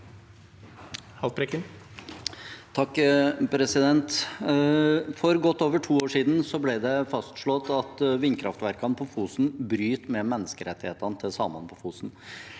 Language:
Norwegian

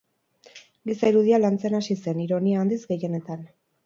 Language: Basque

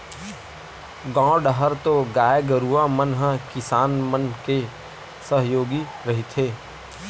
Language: Chhattisgarhi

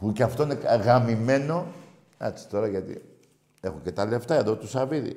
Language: Greek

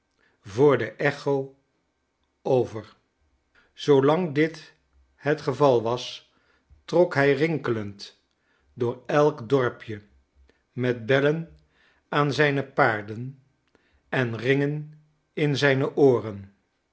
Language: Dutch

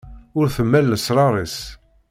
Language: Kabyle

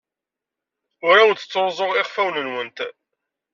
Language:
Kabyle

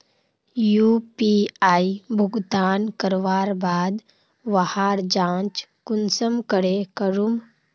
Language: Magahi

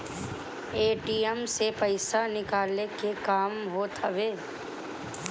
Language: Bhojpuri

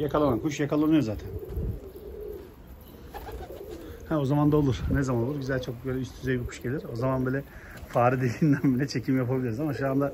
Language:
Turkish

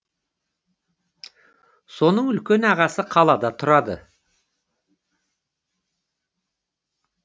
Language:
Kazakh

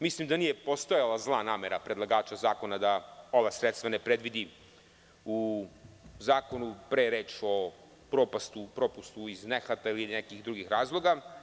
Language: Serbian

